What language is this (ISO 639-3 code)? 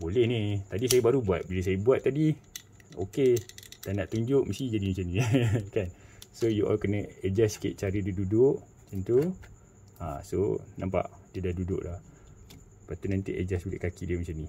msa